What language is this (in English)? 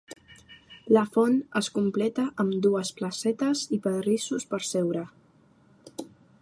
Catalan